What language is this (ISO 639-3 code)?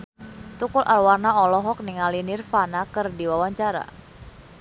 sun